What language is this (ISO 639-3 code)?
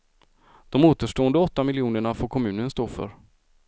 swe